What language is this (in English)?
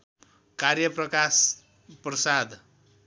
Nepali